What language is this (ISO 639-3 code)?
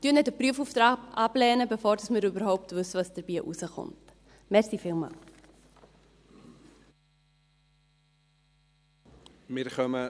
gsw